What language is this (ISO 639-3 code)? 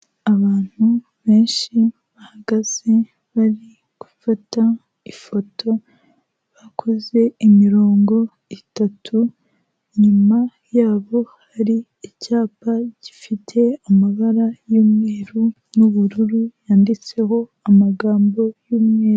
kin